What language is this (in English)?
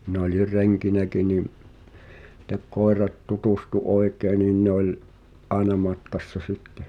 Finnish